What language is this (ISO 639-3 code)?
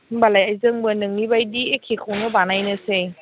brx